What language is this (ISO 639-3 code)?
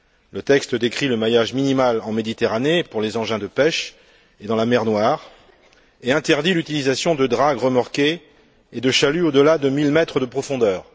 fra